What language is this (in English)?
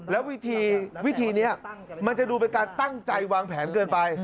Thai